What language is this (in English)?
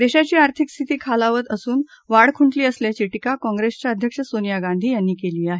Marathi